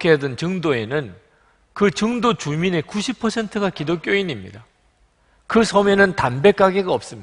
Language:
Korean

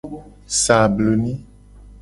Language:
Gen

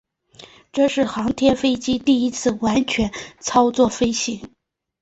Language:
Chinese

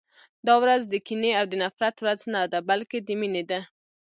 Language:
Pashto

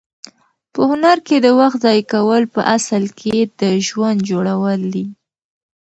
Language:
Pashto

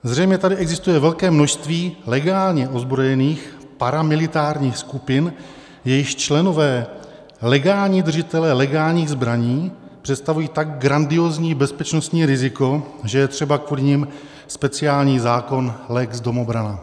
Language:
Czech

